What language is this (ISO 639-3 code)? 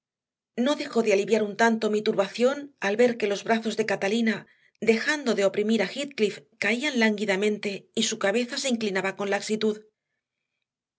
spa